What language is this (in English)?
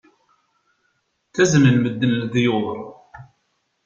Kabyle